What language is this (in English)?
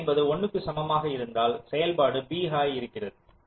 Tamil